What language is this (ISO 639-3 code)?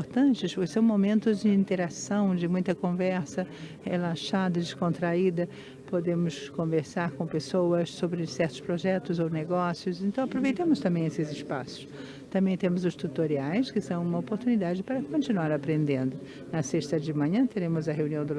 por